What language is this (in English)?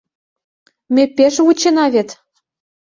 Mari